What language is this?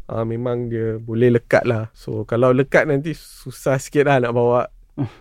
Malay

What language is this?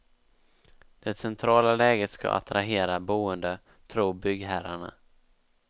Swedish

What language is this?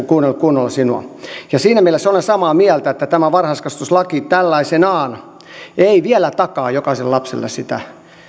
Finnish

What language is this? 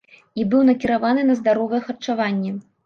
Belarusian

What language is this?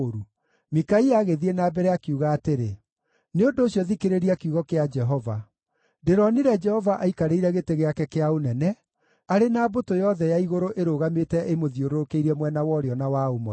Kikuyu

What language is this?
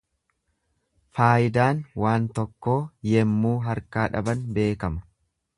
Oromo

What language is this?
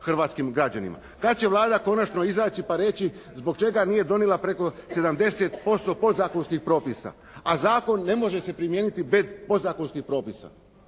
Croatian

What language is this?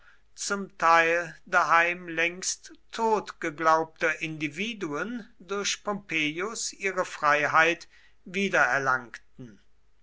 German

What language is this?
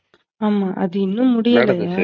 Tamil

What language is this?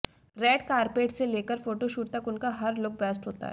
Hindi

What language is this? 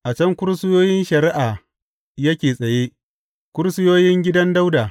Hausa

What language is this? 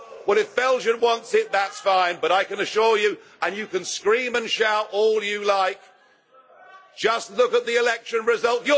English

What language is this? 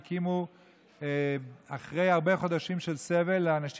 Hebrew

